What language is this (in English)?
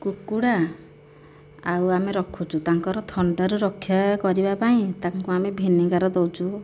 Odia